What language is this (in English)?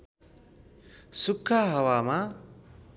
Nepali